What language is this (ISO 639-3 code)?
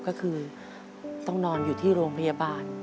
tha